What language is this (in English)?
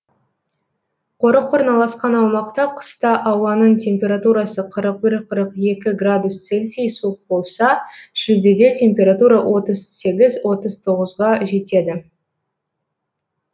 Kazakh